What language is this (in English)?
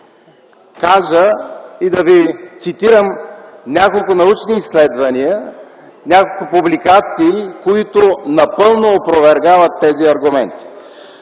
Bulgarian